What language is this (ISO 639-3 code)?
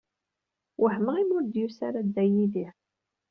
kab